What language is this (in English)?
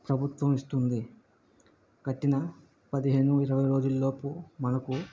Telugu